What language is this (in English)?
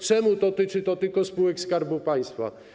Polish